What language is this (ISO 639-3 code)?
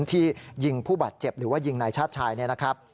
tha